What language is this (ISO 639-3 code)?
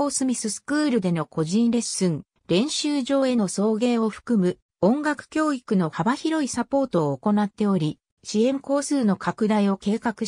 jpn